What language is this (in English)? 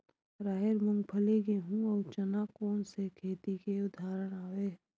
Chhattisgarhi